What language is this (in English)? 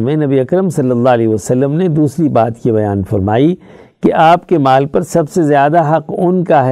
Urdu